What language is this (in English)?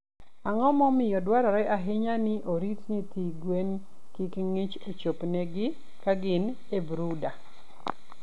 Luo (Kenya and Tanzania)